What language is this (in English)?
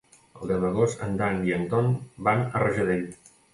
Catalan